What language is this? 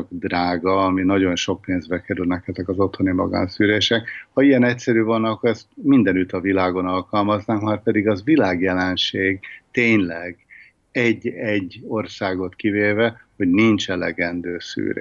Hungarian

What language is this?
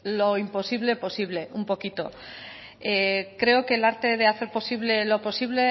Spanish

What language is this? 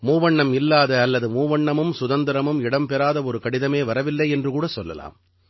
Tamil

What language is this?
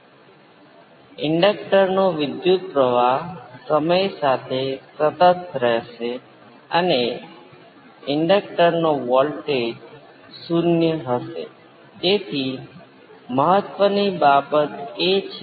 Gujarati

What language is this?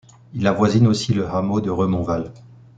French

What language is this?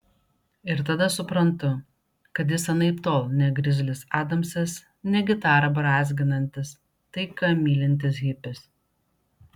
Lithuanian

